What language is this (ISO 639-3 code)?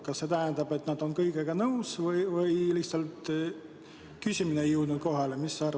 est